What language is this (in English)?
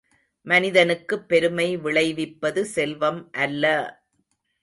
Tamil